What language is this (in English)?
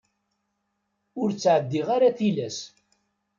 Kabyle